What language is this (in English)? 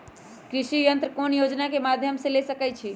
Magahi